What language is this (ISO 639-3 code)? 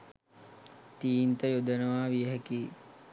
sin